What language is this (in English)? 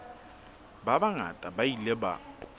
Southern Sotho